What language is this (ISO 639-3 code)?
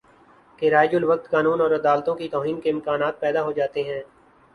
urd